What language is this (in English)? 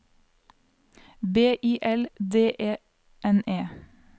Norwegian